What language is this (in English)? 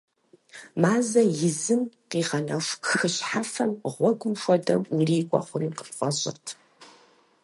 Kabardian